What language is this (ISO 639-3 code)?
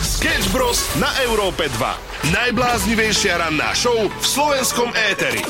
slk